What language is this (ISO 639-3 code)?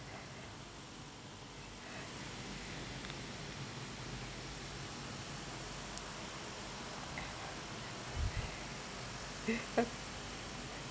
eng